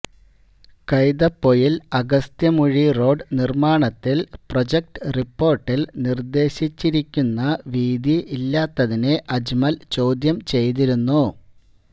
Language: Malayalam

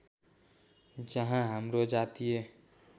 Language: Nepali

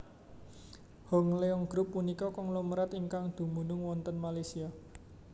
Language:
Javanese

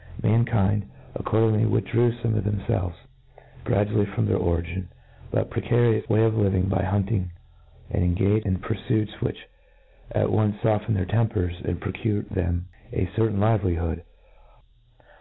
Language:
English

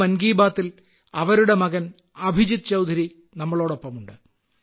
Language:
Malayalam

